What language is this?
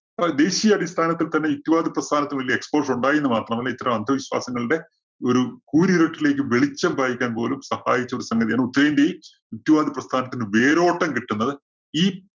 Malayalam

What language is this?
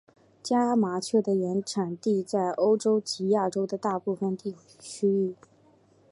Chinese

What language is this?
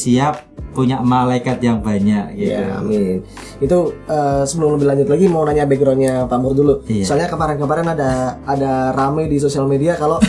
Indonesian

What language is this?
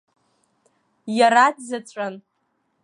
Abkhazian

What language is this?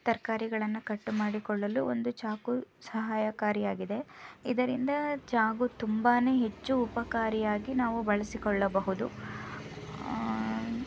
Kannada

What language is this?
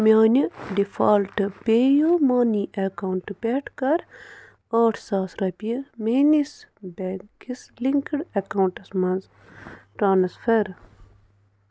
Kashmiri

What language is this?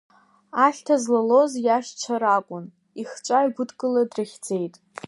Abkhazian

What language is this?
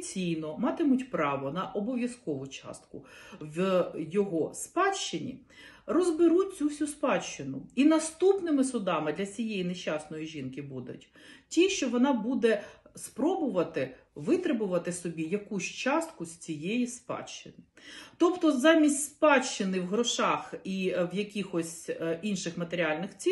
Ukrainian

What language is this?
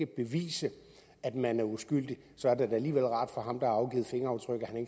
Danish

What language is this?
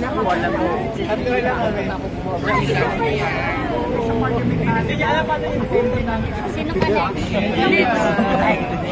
Filipino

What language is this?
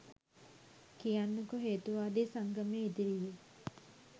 Sinhala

